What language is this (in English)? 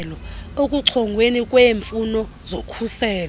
Xhosa